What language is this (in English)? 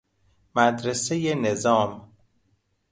Persian